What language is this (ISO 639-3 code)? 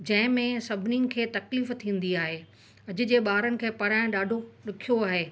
snd